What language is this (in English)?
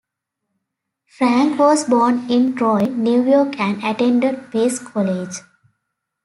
English